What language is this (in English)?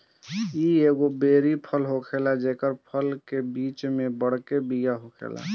Bhojpuri